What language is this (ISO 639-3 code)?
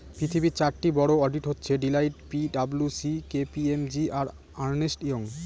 ben